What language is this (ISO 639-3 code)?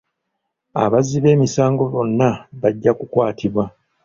lug